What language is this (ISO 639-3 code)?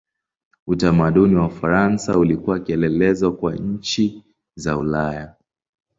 swa